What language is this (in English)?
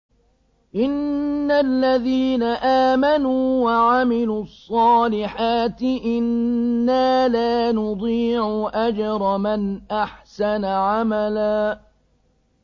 Arabic